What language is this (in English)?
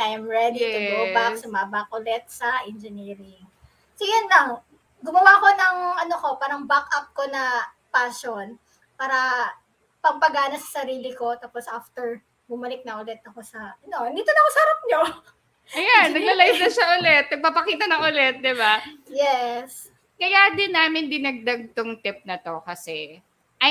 Filipino